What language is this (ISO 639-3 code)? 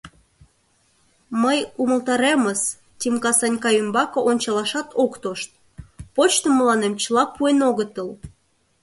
chm